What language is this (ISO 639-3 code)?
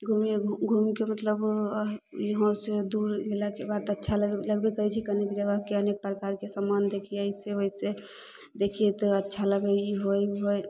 mai